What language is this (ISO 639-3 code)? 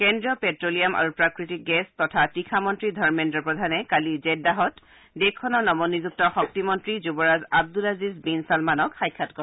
asm